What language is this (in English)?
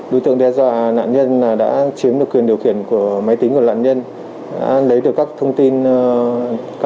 Vietnamese